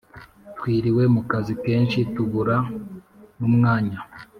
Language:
Kinyarwanda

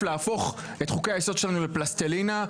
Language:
Hebrew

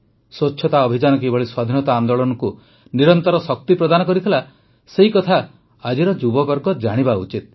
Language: Odia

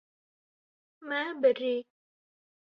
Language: Kurdish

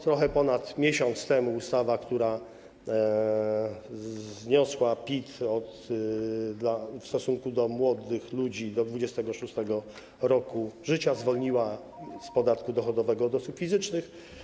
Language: Polish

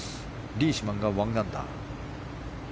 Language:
Japanese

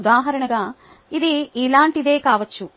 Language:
Telugu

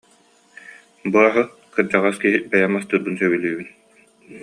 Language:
Yakut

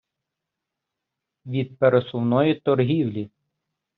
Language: Ukrainian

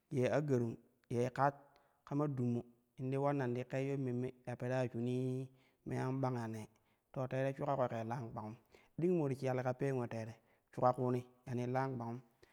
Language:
Kushi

